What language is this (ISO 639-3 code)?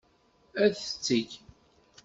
kab